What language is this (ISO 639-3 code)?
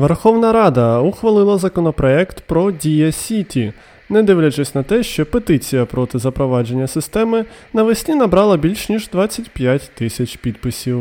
ukr